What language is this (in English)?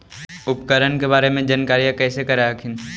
Magahi